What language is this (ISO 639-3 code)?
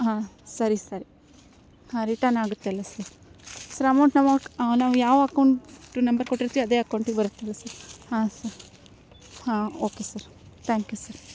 kan